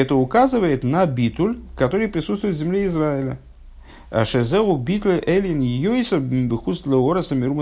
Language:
Russian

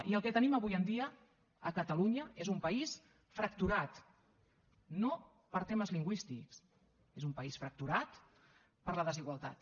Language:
Catalan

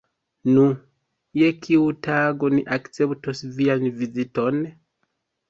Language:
Esperanto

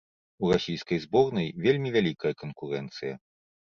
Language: Belarusian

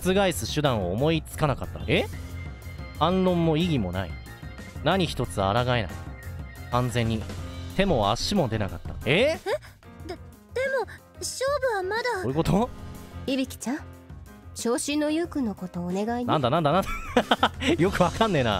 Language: Japanese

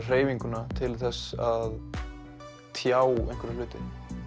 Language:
Icelandic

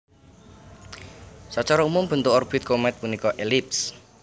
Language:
Javanese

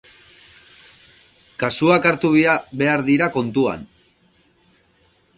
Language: Basque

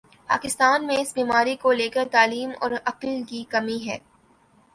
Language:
Urdu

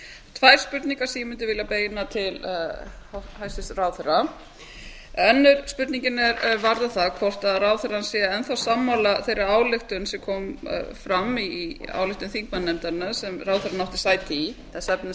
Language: Icelandic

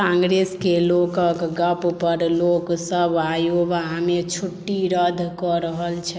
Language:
Maithili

